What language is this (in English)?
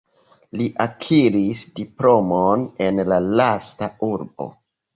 Esperanto